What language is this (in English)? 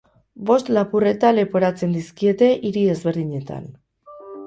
Basque